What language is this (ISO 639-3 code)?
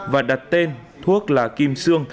vie